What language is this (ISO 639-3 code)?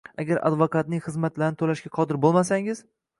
uzb